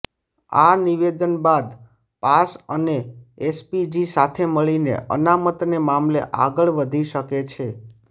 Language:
Gujarati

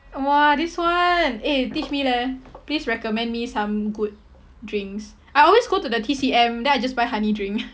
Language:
English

